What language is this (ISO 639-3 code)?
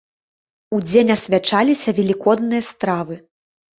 bel